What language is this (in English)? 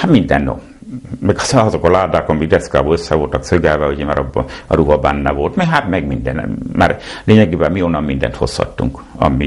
Hungarian